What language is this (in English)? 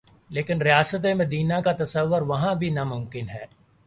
Urdu